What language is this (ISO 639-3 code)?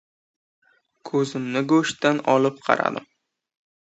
uzb